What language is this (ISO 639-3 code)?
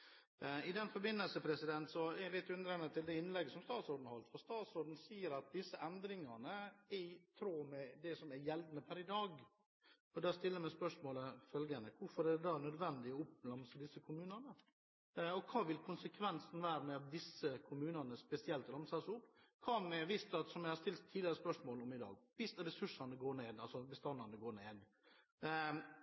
nob